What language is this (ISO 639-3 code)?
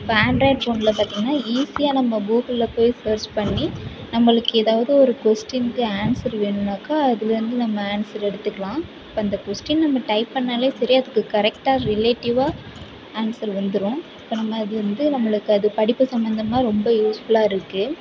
tam